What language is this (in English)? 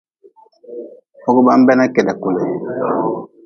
Nawdm